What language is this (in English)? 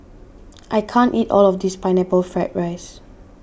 English